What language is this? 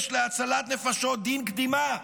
Hebrew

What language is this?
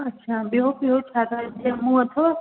Sindhi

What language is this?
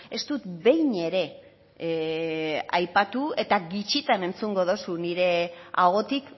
Basque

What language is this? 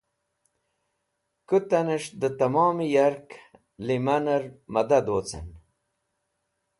Wakhi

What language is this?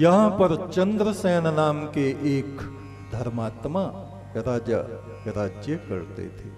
Hindi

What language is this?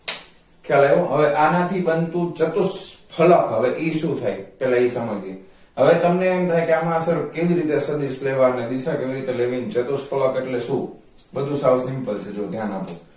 Gujarati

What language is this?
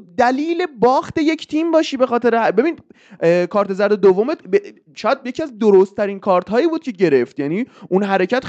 Persian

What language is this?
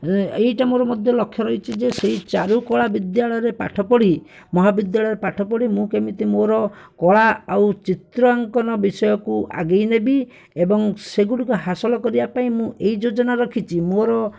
Odia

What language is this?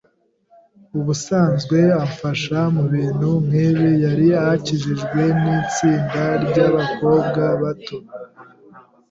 Kinyarwanda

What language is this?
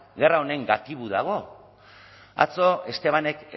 Basque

